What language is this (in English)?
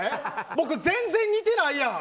Japanese